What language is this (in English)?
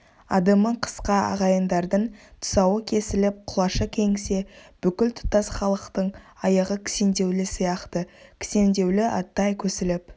Kazakh